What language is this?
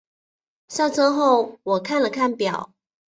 Chinese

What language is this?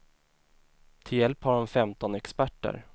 Swedish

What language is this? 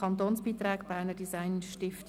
Swiss German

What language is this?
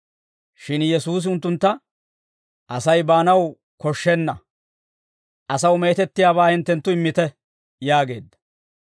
Dawro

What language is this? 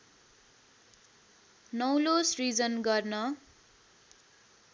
Nepali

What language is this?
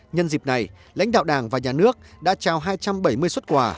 Vietnamese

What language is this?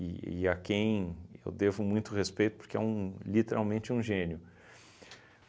Portuguese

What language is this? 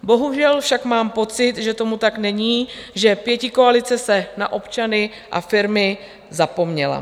Czech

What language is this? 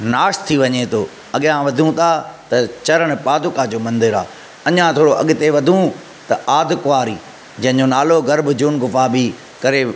Sindhi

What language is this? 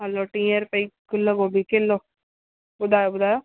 Sindhi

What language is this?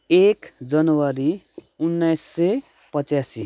Nepali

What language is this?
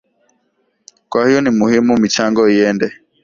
Swahili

